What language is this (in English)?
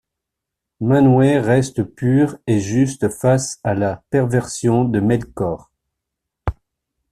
French